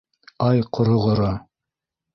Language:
Bashkir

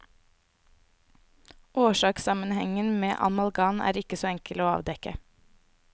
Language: Norwegian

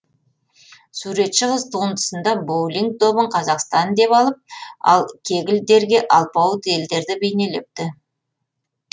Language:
Kazakh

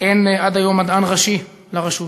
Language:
Hebrew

